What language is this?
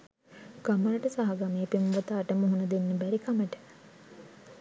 Sinhala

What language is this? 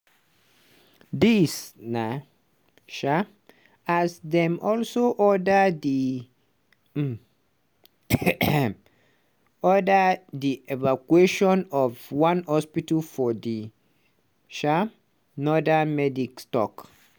Nigerian Pidgin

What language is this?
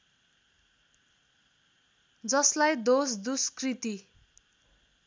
Nepali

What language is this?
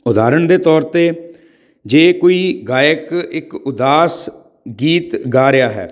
Punjabi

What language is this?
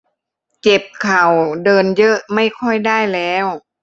Thai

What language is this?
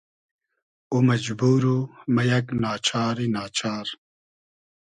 Hazaragi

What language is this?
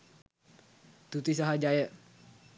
Sinhala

